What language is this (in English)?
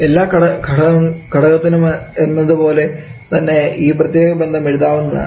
Malayalam